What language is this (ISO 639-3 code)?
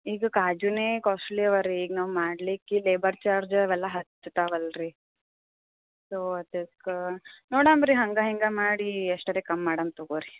kan